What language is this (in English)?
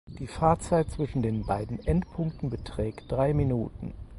German